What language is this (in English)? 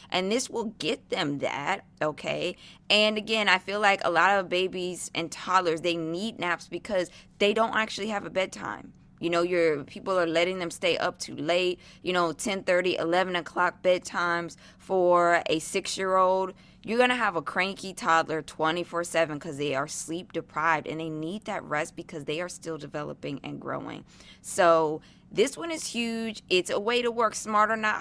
English